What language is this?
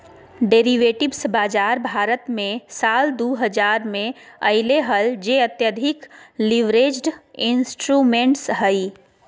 Magahi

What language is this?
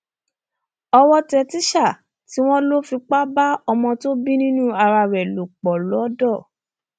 Yoruba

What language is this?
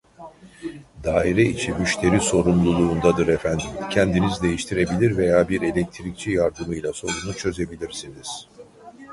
Turkish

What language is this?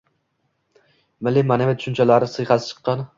Uzbek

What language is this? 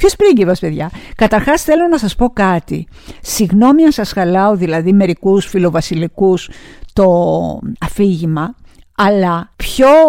Greek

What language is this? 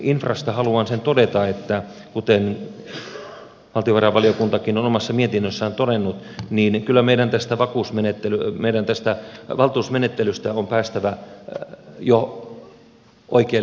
Finnish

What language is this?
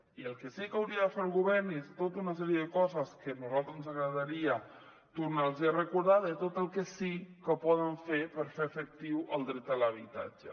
Catalan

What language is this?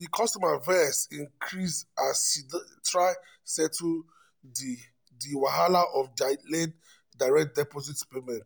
Nigerian Pidgin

